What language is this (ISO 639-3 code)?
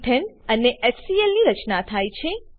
guj